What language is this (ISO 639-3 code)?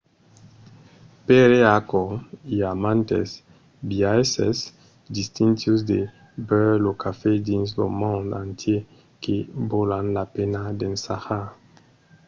oci